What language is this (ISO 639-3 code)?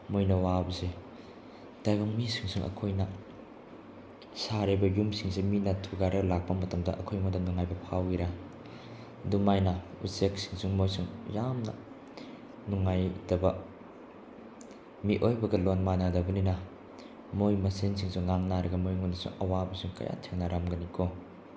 mni